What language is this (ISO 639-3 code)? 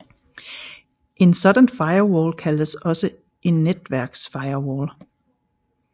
dan